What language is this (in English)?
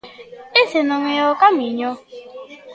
Galician